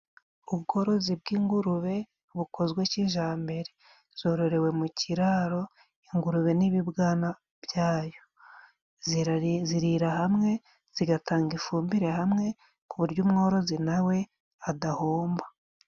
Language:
Kinyarwanda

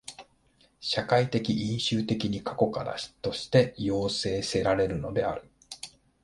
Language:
Japanese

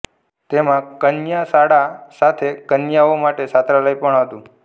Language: Gujarati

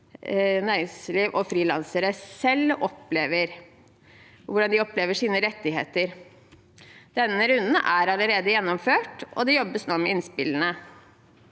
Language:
Norwegian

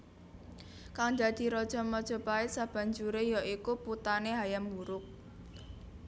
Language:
Javanese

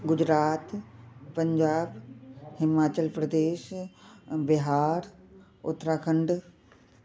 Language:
Sindhi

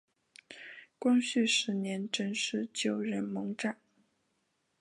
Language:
Chinese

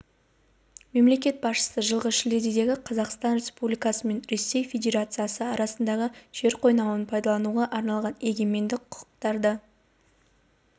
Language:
Kazakh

